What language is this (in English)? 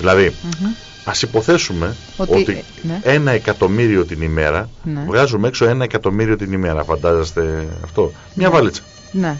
Greek